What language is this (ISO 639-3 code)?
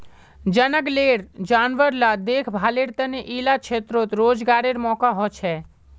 mag